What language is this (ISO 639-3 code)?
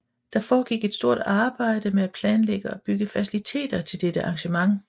dan